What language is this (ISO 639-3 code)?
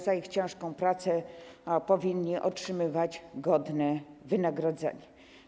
pol